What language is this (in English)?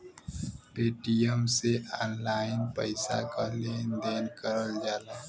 Bhojpuri